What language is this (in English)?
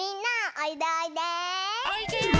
Japanese